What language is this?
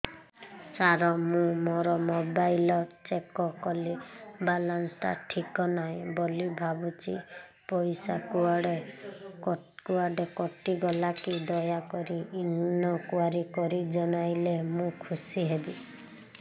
Odia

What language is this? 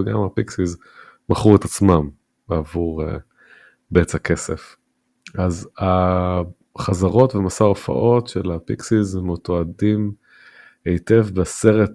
Hebrew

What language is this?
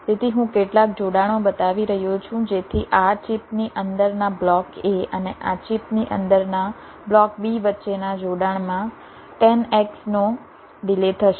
Gujarati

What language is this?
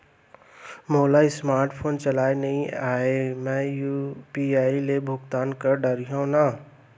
Chhattisgarhi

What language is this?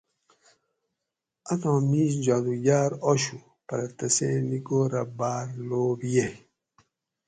Gawri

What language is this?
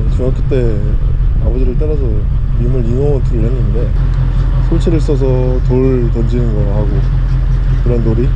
Korean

